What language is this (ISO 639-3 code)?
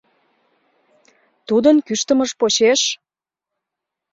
chm